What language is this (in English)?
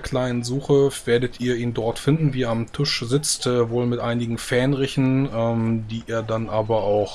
German